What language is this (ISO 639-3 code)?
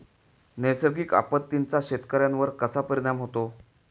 mar